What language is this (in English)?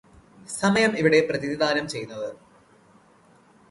Malayalam